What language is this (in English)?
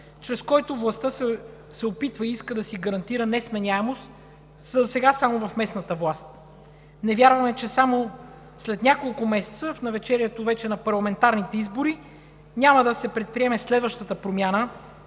Bulgarian